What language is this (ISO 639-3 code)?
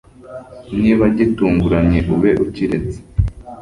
kin